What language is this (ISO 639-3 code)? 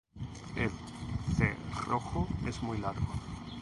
spa